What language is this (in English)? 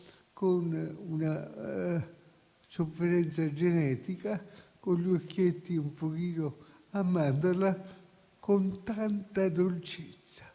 Italian